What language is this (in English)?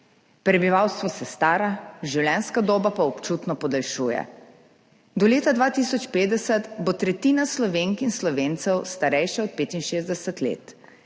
Slovenian